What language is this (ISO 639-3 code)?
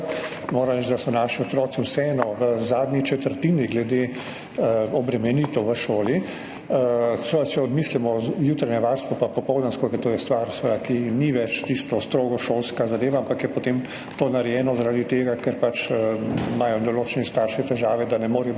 slv